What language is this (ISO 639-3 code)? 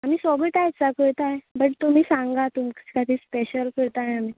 kok